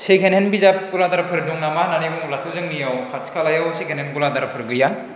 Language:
Bodo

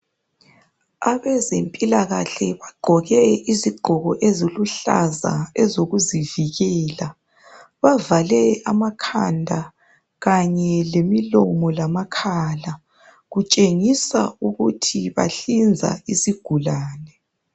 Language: North Ndebele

